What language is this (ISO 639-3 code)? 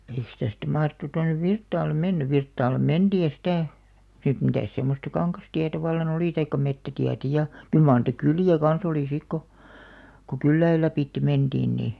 fin